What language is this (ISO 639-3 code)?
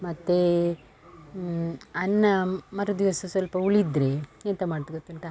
kan